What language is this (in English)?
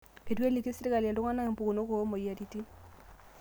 Masai